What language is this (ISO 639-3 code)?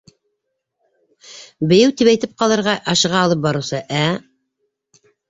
bak